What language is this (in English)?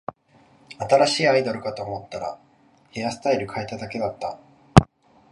Japanese